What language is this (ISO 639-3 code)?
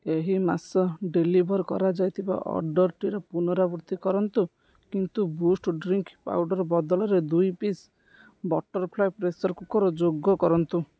ori